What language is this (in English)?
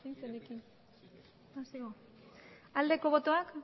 Basque